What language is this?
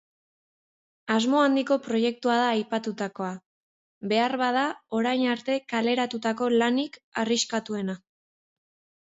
Basque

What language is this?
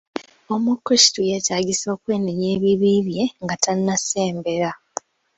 Ganda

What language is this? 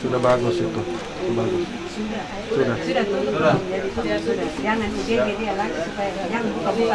Indonesian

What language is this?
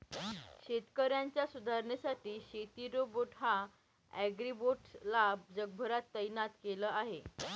Marathi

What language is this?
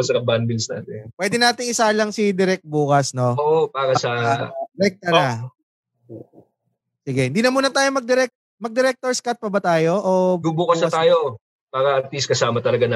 Filipino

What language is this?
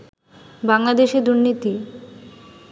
Bangla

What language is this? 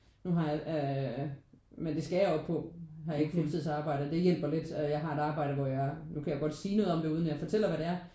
Danish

